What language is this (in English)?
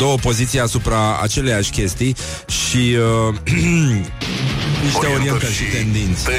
Romanian